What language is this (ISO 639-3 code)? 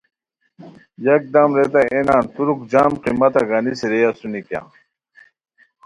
khw